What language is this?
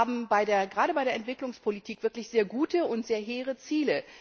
German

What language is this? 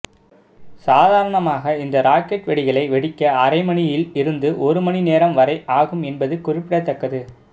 Tamil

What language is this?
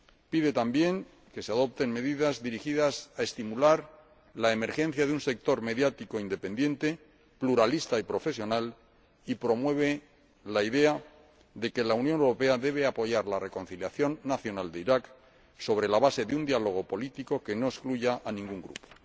Spanish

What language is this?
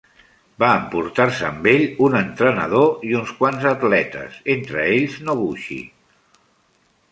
Catalan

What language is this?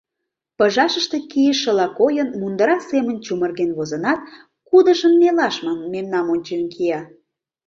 Mari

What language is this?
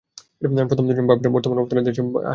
Bangla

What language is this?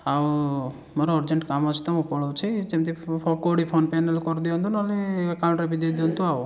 Odia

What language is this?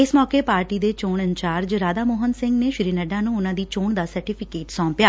Punjabi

